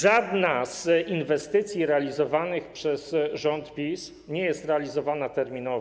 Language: Polish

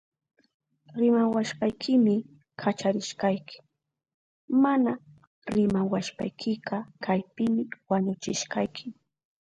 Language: Southern Pastaza Quechua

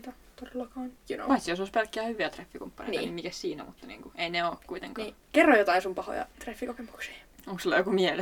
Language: Finnish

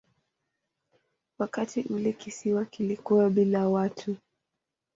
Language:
Swahili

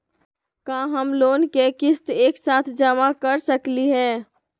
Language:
Magahi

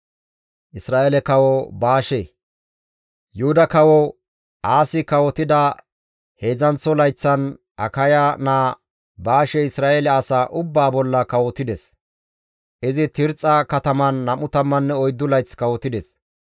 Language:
Gamo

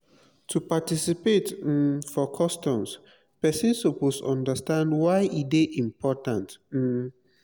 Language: Nigerian Pidgin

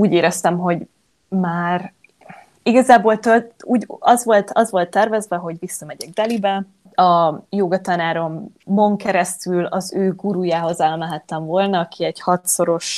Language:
Hungarian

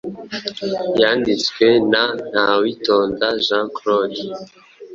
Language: Kinyarwanda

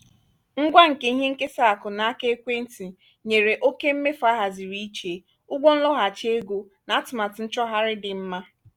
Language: Igbo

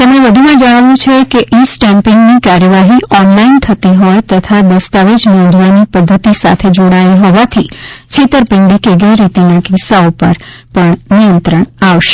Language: Gujarati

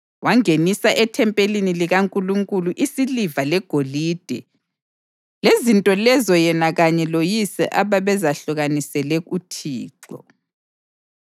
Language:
North Ndebele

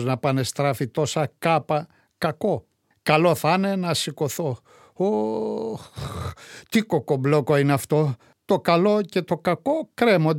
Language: Greek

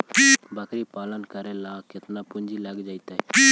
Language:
Magahi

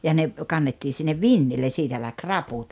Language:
Finnish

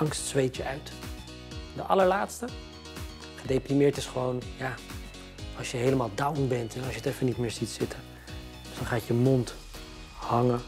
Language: Dutch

